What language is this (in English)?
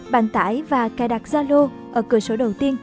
Vietnamese